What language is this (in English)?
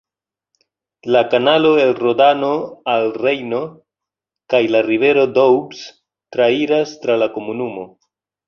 Esperanto